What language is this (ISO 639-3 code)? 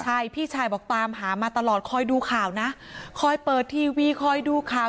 tha